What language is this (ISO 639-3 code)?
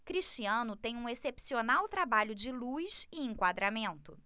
por